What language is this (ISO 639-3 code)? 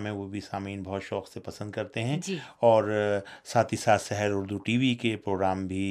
urd